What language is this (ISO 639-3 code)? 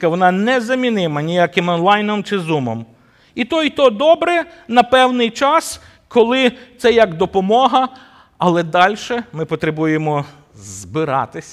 ukr